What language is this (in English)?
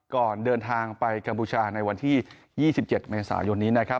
Thai